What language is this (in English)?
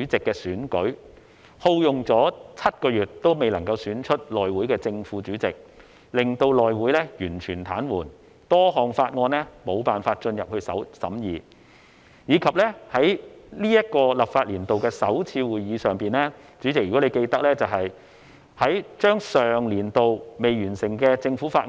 Cantonese